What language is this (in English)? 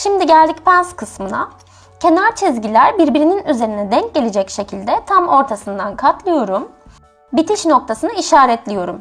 Turkish